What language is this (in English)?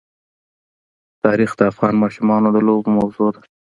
Pashto